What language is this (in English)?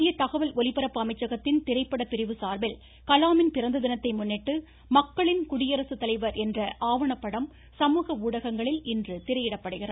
Tamil